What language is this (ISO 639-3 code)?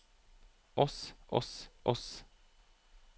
nor